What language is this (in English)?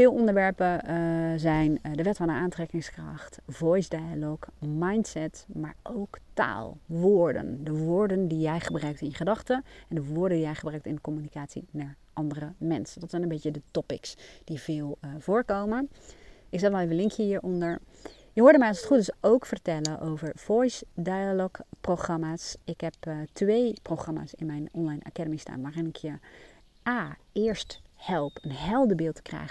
Dutch